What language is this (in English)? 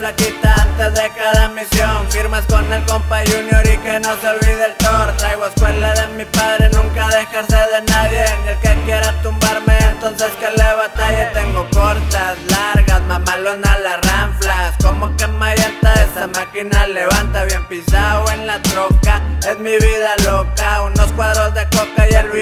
Spanish